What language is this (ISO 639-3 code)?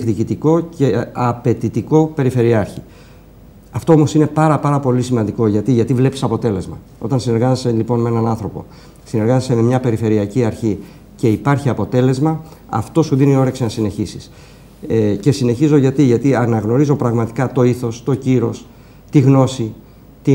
ell